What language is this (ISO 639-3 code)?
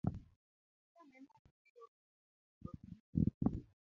luo